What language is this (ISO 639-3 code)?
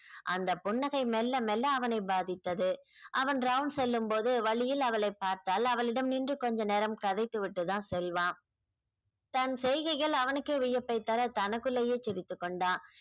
tam